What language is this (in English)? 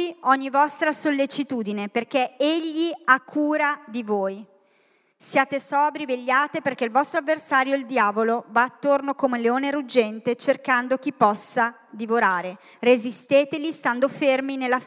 Italian